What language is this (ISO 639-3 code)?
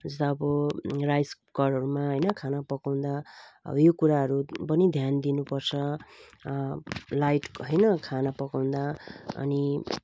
nep